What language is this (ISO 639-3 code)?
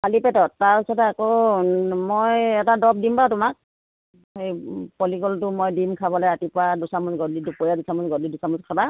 asm